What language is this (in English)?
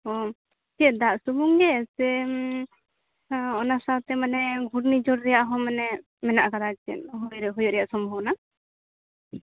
Santali